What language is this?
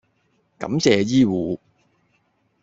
Cantonese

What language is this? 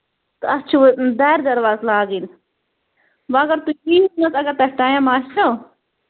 Kashmiri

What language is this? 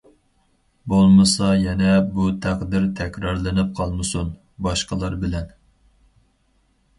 Uyghur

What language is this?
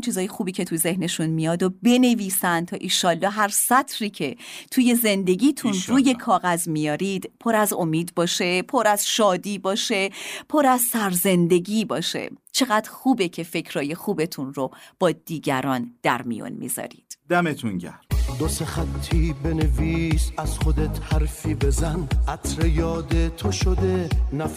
Persian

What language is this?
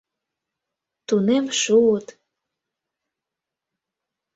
Mari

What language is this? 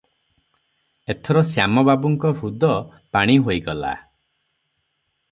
Odia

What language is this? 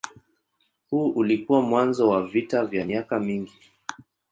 Swahili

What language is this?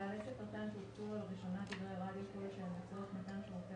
Hebrew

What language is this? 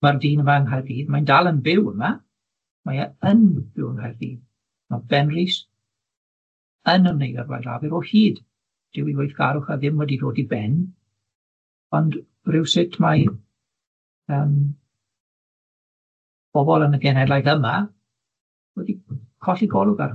Welsh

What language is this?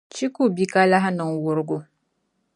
Dagbani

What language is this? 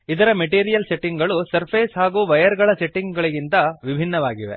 Kannada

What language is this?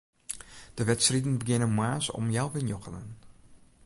Western Frisian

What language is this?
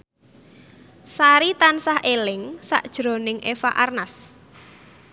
Javanese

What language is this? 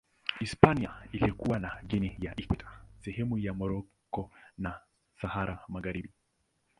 Swahili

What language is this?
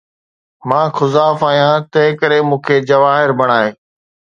Sindhi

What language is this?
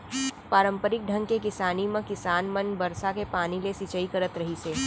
Chhattisgarhi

